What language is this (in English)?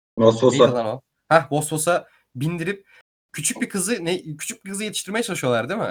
Turkish